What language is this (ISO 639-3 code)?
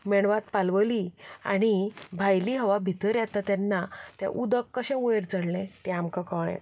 kok